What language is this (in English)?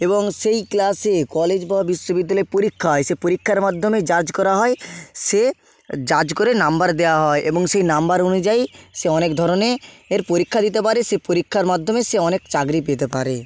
Bangla